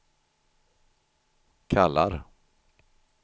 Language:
Swedish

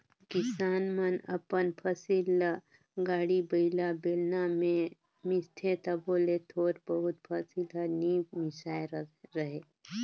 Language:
Chhattisgarhi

